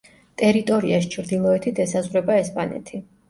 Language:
Georgian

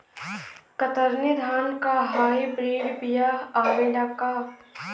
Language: Bhojpuri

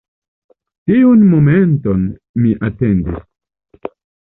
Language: Esperanto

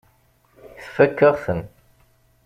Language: Kabyle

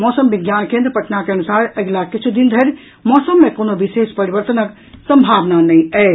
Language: Maithili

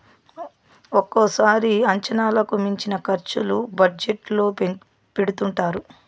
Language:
Telugu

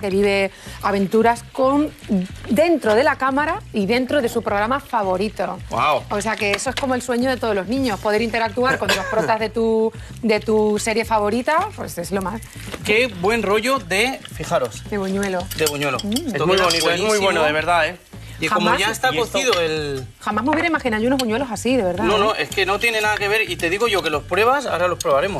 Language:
Spanish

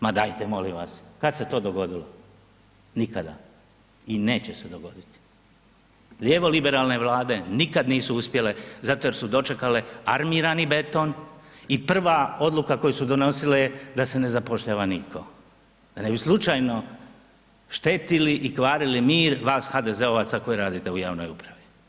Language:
Croatian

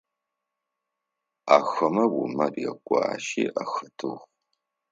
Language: Adyghe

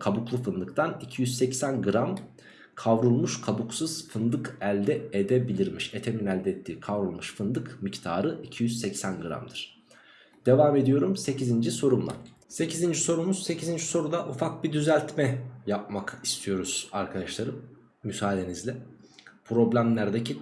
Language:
Turkish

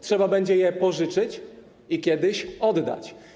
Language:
Polish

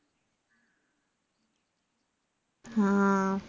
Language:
Malayalam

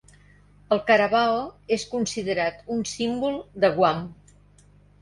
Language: Catalan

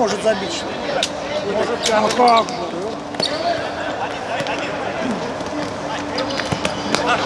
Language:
Russian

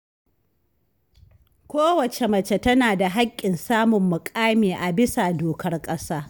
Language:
Hausa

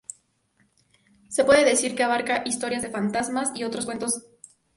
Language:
Spanish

